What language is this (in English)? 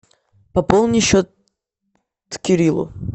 Russian